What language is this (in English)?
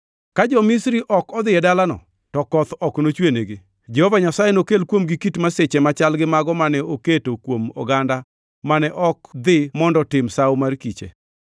Luo (Kenya and Tanzania)